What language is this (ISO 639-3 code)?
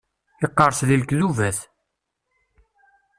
kab